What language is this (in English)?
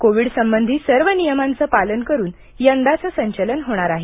Marathi